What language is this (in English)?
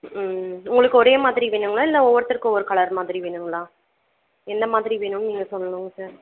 Tamil